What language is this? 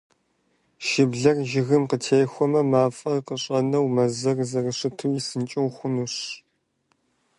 Kabardian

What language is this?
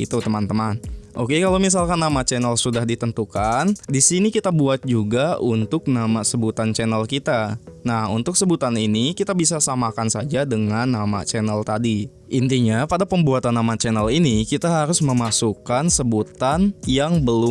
Indonesian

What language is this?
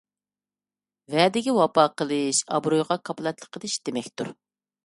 Uyghur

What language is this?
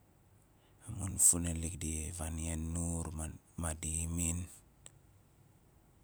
Nalik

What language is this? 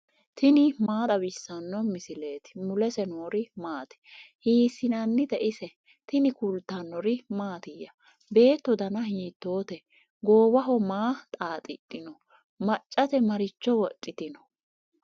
Sidamo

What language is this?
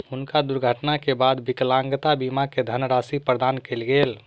Maithili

